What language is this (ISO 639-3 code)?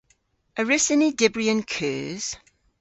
cor